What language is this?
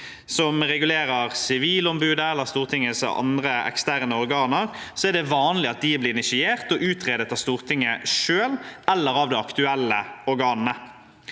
Norwegian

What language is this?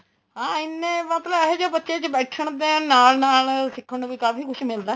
Punjabi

